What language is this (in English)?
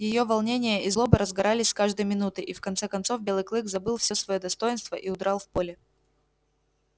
Russian